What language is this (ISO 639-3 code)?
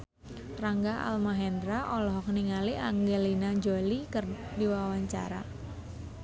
sun